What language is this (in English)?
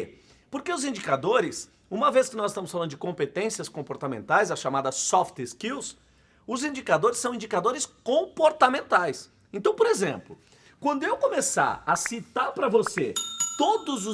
Portuguese